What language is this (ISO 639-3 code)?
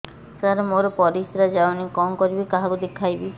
ori